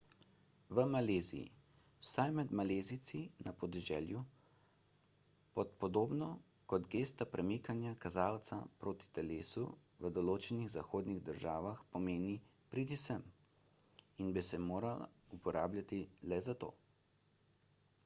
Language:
Slovenian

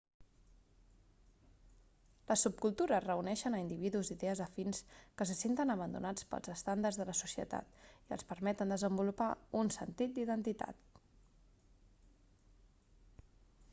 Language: Catalan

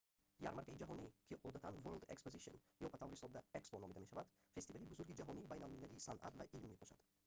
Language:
Tajik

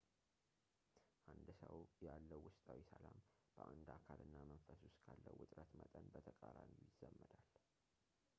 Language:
Amharic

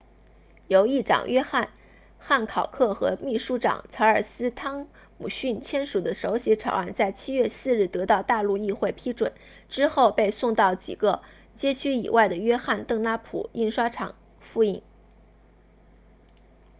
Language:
Chinese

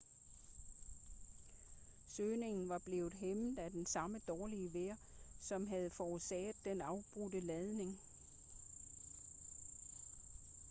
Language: Danish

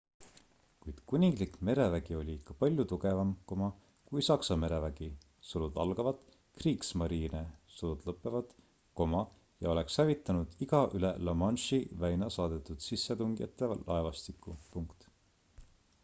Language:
Estonian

